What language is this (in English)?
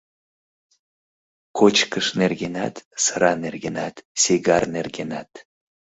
Mari